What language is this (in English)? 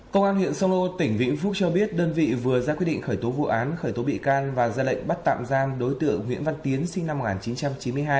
Vietnamese